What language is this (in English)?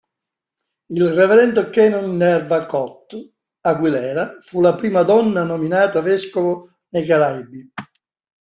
Italian